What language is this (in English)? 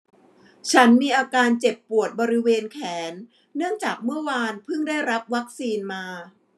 Thai